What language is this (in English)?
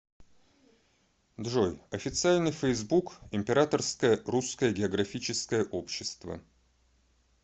Russian